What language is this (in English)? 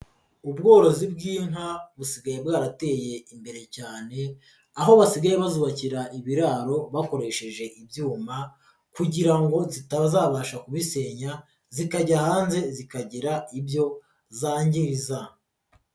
Kinyarwanda